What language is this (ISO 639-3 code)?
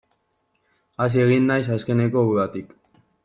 eus